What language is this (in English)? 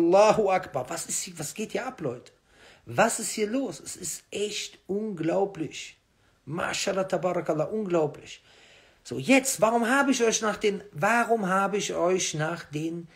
German